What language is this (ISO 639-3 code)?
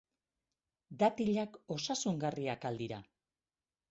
eus